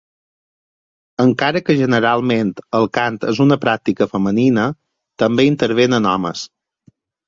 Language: Catalan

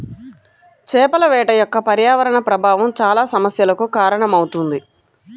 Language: Telugu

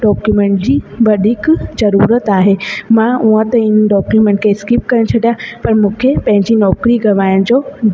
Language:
Sindhi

